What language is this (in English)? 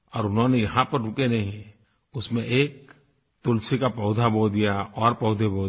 Hindi